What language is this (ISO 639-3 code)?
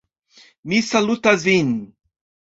epo